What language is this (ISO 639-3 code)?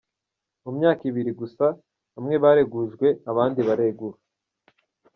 kin